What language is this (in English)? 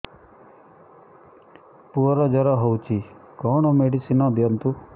Odia